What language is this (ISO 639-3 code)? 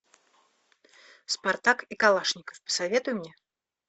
rus